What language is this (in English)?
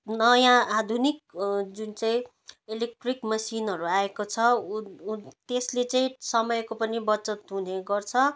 Nepali